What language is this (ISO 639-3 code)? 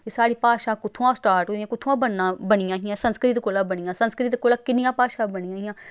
doi